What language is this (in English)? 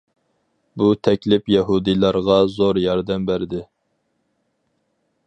Uyghur